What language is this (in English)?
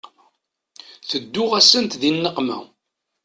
Kabyle